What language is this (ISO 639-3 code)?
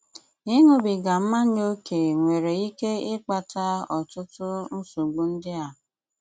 ibo